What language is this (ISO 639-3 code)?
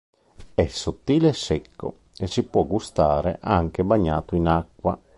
ita